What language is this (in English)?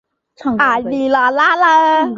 Chinese